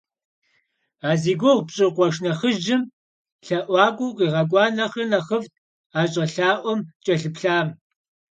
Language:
Kabardian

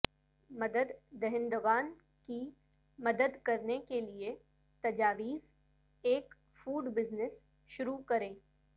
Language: Urdu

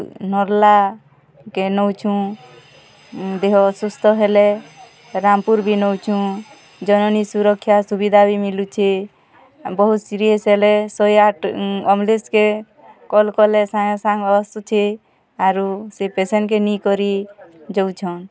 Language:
Odia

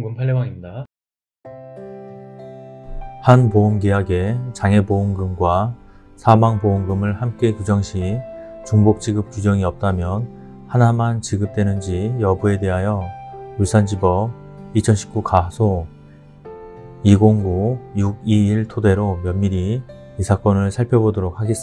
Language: Korean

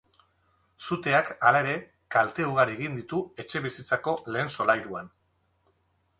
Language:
Basque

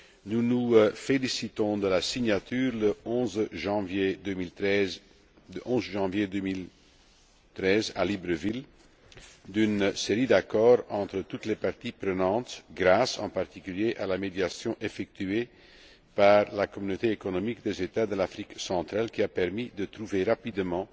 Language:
French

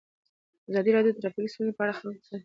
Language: Pashto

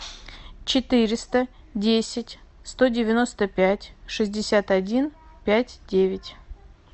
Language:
Russian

